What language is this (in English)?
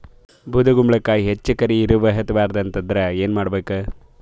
Kannada